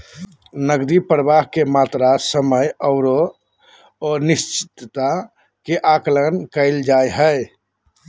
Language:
Magahi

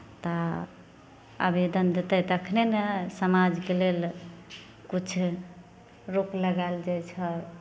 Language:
Maithili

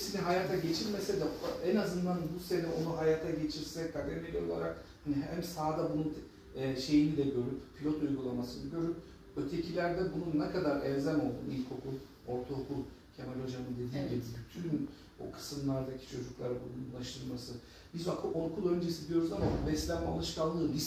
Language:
Turkish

